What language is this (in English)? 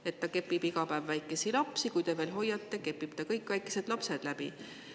Estonian